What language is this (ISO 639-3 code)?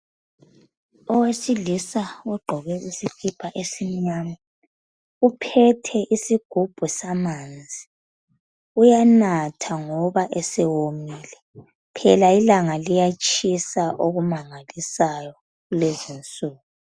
nde